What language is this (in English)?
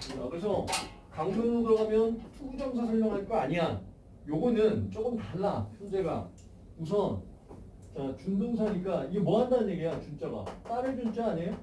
Korean